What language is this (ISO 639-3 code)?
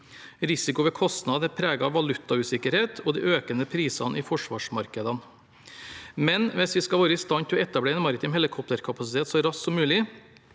nor